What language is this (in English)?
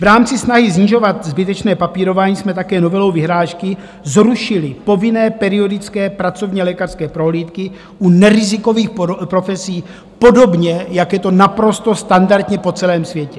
Czech